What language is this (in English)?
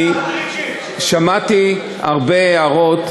Hebrew